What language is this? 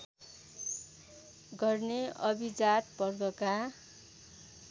Nepali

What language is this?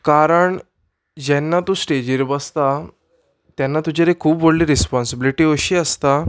Konkani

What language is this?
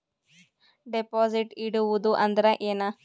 Kannada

